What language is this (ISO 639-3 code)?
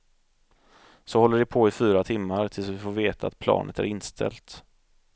swe